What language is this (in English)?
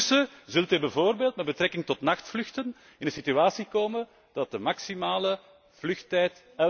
Dutch